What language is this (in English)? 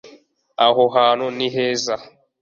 Kinyarwanda